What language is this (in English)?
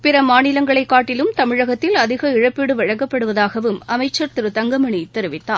Tamil